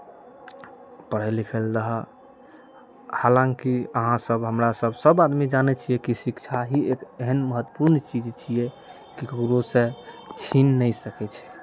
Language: Maithili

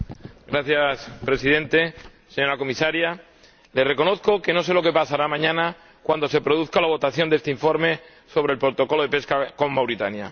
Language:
Spanish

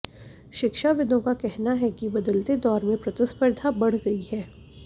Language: Hindi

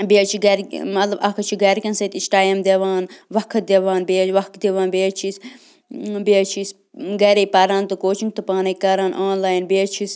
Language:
Kashmiri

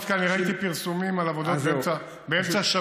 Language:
Hebrew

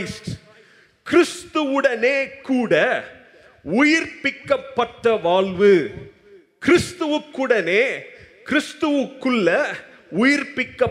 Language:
Tamil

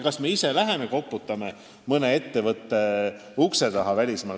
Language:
Estonian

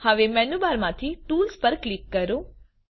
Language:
Gujarati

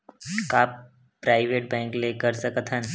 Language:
Chhattisgarhi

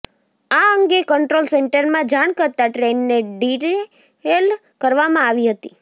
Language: Gujarati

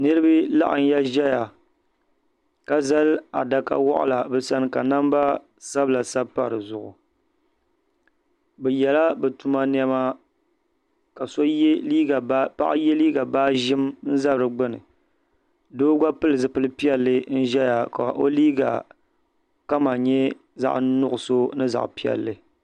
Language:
Dagbani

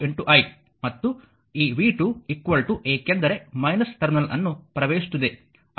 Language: Kannada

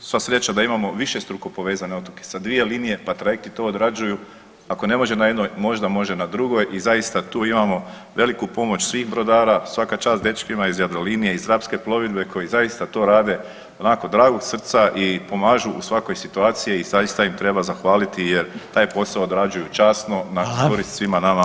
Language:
Croatian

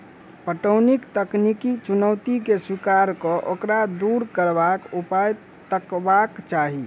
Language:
Maithili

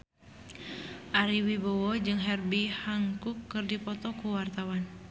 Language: Sundanese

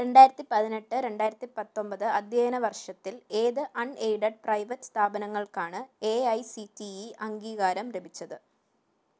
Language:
Malayalam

